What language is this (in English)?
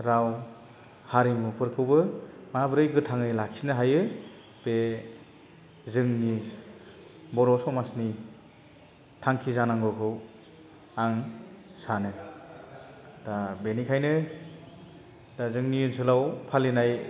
Bodo